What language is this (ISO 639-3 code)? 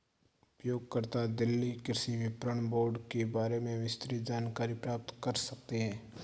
hin